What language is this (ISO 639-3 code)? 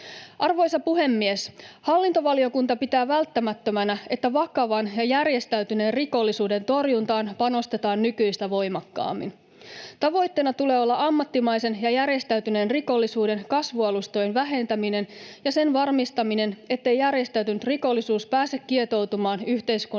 fin